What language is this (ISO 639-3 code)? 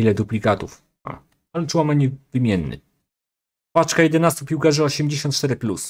pol